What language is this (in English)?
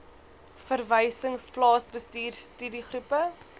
Afrikaans